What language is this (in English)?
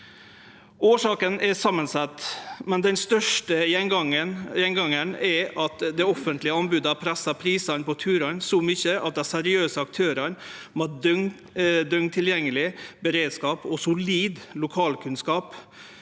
Norwegian